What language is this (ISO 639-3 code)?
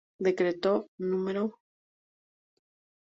spa